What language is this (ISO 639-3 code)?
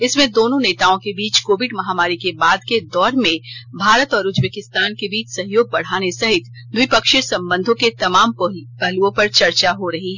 hin